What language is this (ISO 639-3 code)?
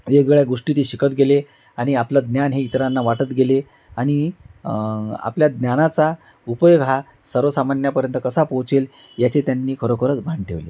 mar